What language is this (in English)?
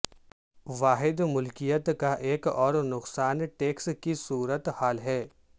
Urdu